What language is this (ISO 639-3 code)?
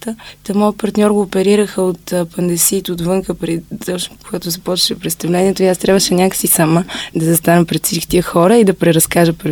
bul